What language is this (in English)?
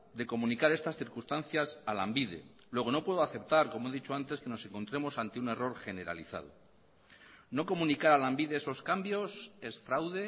Spanish